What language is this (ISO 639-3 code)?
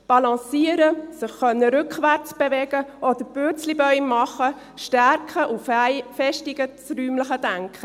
gsw